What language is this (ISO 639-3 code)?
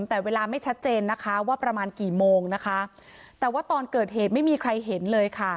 tha